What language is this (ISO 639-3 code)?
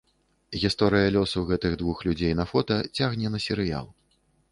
bel